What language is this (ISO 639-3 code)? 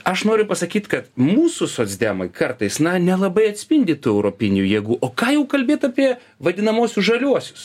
lit